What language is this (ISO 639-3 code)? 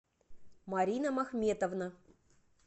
rus